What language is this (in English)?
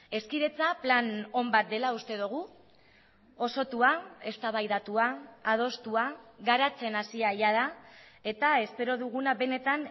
Basque